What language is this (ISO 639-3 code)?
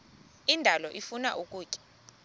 xho